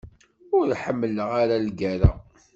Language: Kabyle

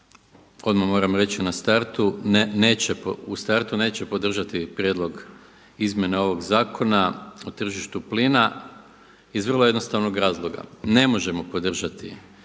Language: Croatian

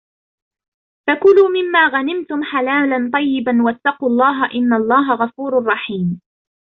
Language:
Arabic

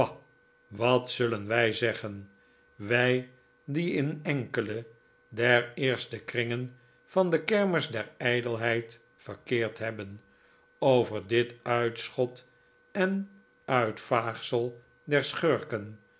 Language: Dutch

